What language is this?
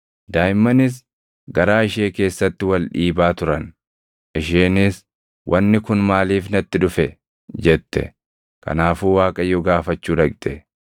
Oromo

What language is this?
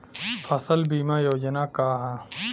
Bhojpuri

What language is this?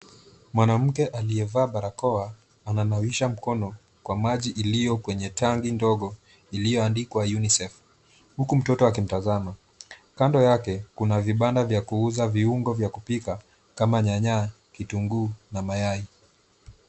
Swahili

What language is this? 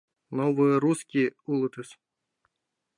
Mari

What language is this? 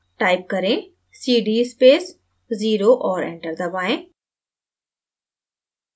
Hindi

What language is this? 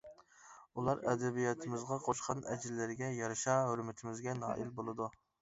Uyghur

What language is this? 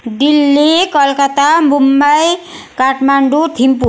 Nepali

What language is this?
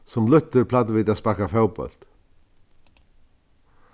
Faroese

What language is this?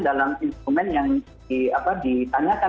Indonesian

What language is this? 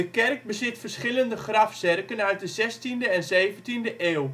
Dutch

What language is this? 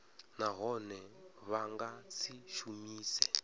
Venda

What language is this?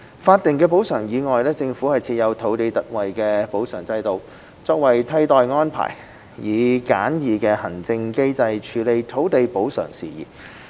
Cantonese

